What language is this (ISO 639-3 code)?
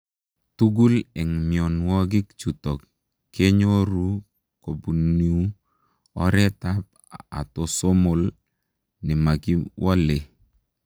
kln